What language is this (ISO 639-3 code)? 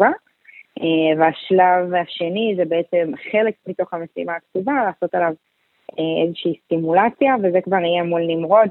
heb